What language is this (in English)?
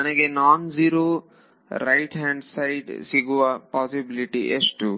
Kannada